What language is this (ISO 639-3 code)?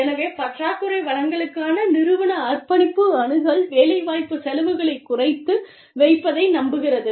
tam